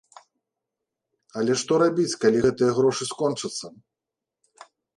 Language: Belarusian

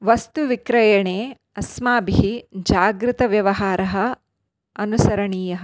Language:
Sanskrit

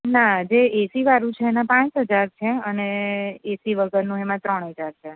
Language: Gujarati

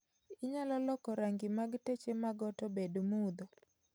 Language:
Luo (Kenya and Tanzania)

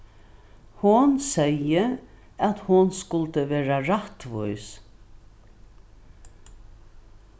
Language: Faroese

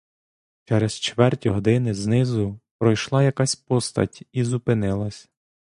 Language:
Ukrainian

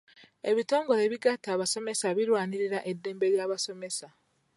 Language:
Ganda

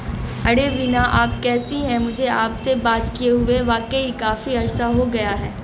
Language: Urdu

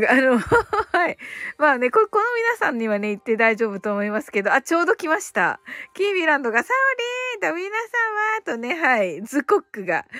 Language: Japanese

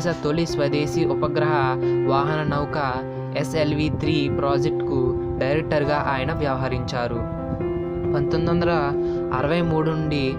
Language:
Telugu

